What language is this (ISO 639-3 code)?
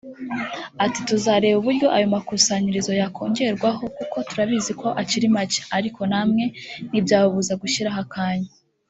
kin